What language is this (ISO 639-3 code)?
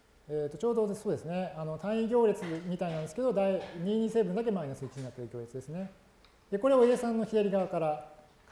jpn